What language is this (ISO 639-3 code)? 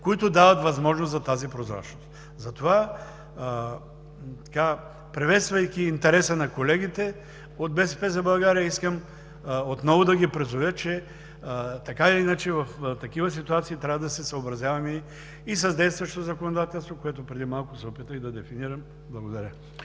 bul